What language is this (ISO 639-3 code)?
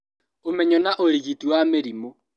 kik